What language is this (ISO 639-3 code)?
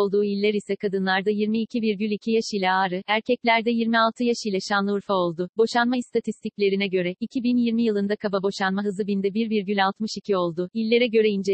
tur